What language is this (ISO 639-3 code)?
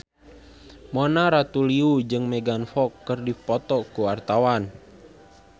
sun